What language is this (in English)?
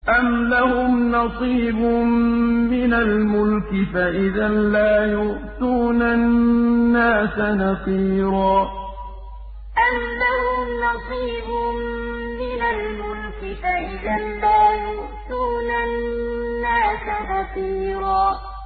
Arabic